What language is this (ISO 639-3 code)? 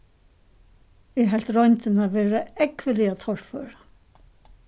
fao